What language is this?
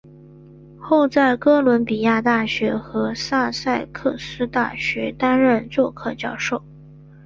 Chinese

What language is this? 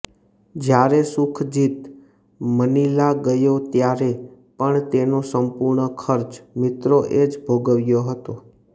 Gujarati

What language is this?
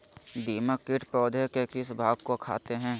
Magahi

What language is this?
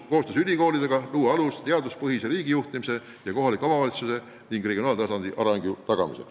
Estonian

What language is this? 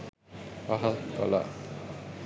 Sinhala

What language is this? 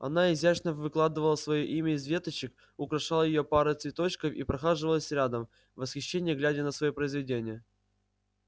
Russian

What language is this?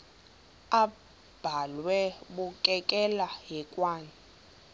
Xhosa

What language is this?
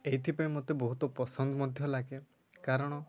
Odia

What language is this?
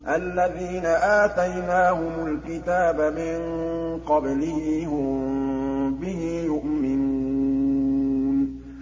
Arabic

